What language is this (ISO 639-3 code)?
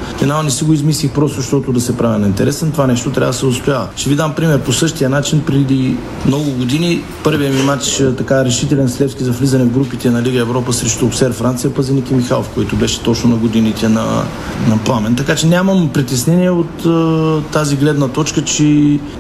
bul